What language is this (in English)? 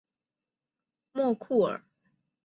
Chinese